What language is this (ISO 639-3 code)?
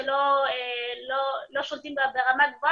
heb